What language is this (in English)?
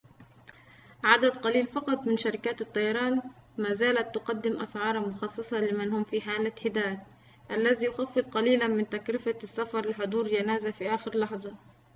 Arabic